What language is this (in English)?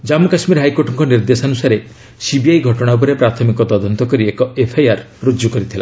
Odia